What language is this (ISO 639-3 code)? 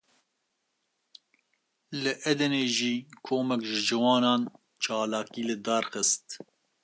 kur